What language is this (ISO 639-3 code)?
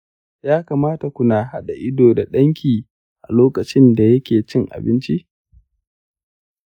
hau